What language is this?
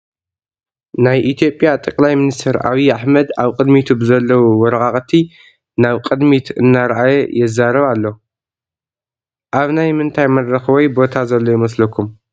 Tigrinya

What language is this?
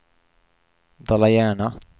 Swedish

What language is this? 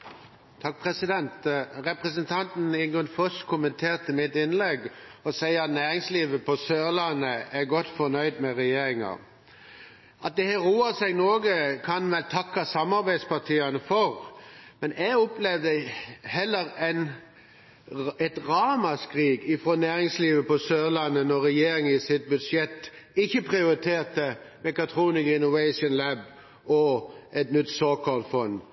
Norwegian Bokmål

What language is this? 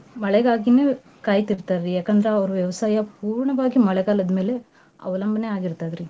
Kannada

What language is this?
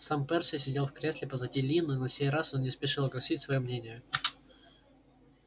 Russian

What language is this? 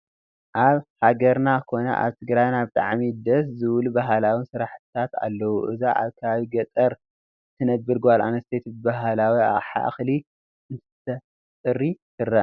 Tigrinya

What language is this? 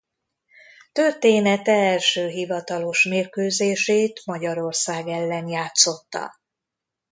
Hungarian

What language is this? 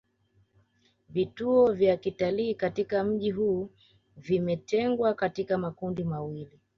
Swahili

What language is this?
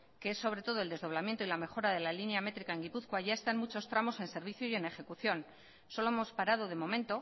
Spanish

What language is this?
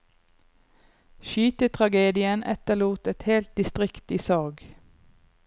Norwegian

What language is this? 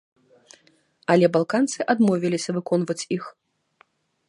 Belarusian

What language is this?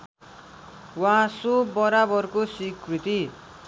Nepali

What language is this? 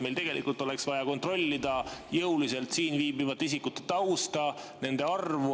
Estonian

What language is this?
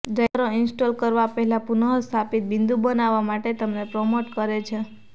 Gujarati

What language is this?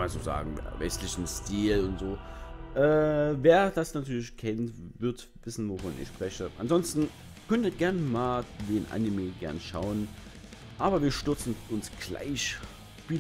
German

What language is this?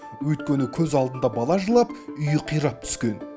Kazakh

